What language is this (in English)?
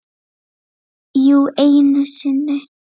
Icelandic